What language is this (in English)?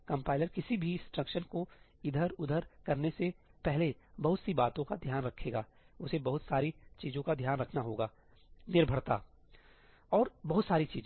Hindi